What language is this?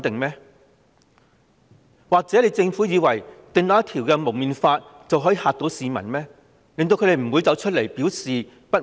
Cantonese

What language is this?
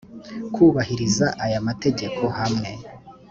Kinyarwanda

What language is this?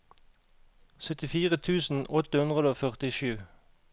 Norwegian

